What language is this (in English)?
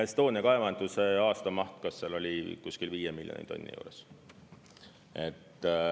Estonian